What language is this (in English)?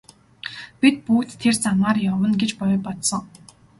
Mongolian